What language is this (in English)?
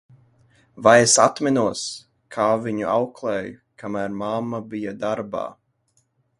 Latvian